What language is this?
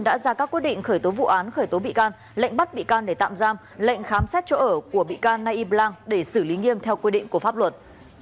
Vietnamese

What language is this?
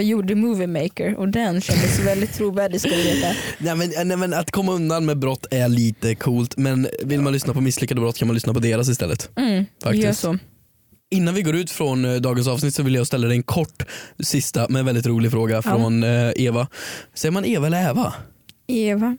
Swedish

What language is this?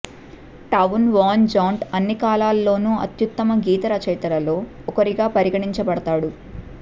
Telugu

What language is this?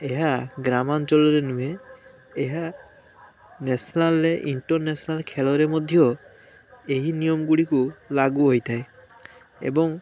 Odia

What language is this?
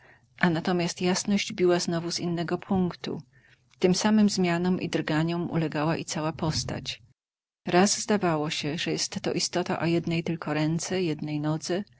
Polish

